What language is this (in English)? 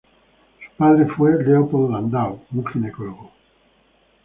Spanish